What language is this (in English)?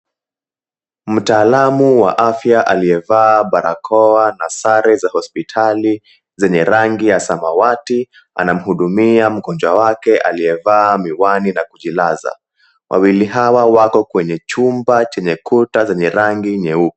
Swahili